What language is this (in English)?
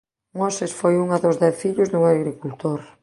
Galician